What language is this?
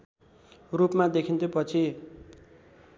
Nepali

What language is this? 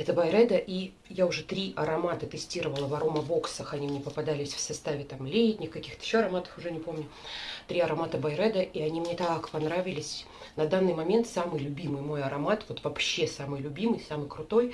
Russian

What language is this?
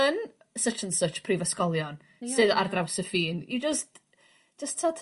Welsh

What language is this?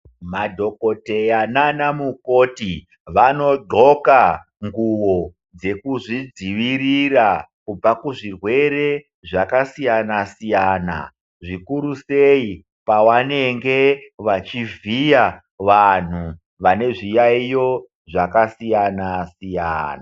Ndau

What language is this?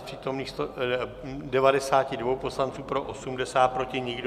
Czech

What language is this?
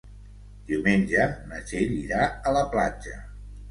Catalan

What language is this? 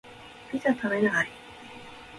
Japanese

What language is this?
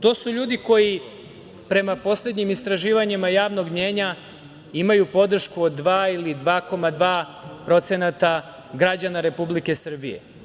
Serbian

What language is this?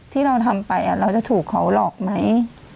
Thai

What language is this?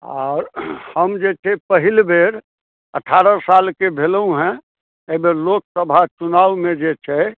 Maithili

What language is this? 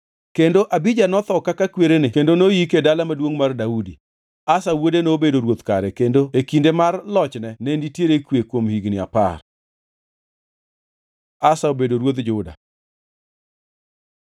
Luo (Kenya and Tanzania)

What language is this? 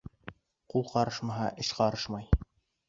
Bashkir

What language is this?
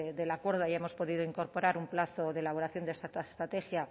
Spanish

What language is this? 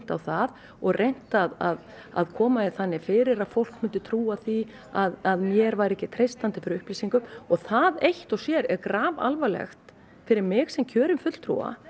Icelandic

